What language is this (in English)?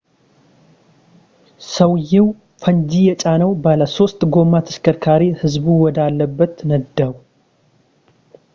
Amharic